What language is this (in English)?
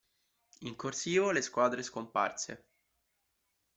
Italian